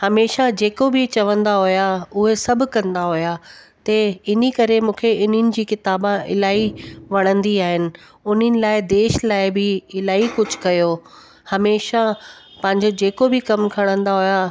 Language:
Sindhi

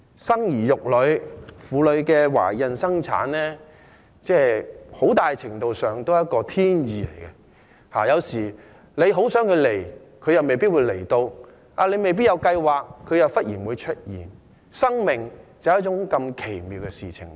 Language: Cantonese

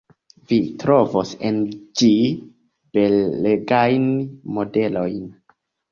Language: Esperanto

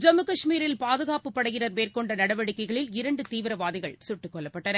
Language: Tamil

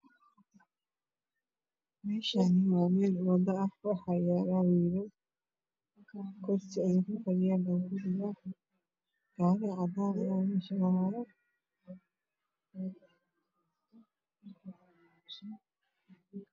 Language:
Somali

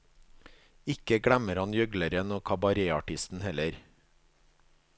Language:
Norwegian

